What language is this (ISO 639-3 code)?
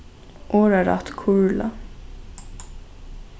fao